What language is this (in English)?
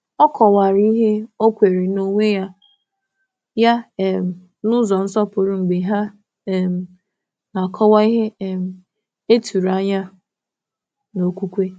Igbo